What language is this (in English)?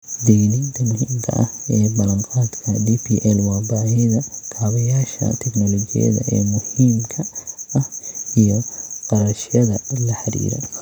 Somali